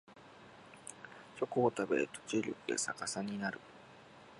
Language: Japanese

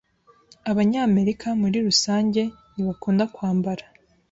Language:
Kinyarwanda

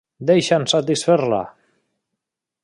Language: Catalan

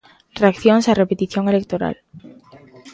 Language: Galician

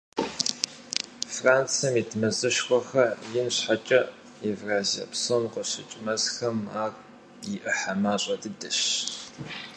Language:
Kabardian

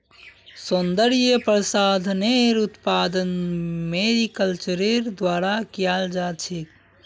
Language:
Magahi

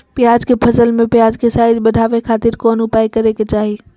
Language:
Magahi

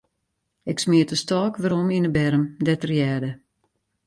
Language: Western Frisian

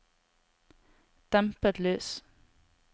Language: Norwegian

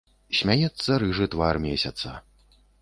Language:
Belarusian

